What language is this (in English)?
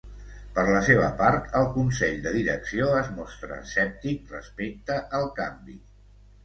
Catalan